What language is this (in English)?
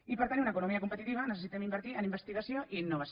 Catalan